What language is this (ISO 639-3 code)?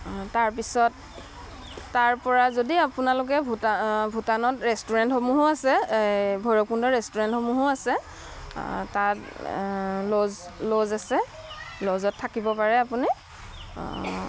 asm